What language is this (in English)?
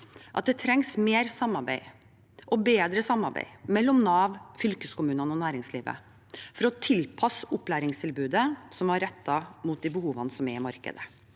Norwegian